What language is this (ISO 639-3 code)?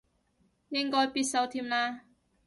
yue